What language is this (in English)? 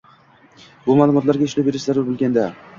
Uzbek